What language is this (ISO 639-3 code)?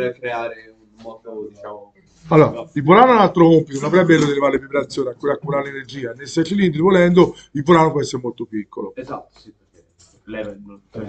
ita